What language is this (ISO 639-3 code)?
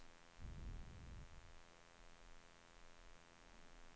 swe